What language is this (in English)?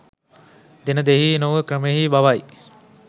Sinhala